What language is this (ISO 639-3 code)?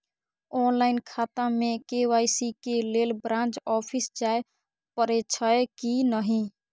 mai